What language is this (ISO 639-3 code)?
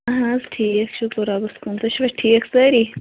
kas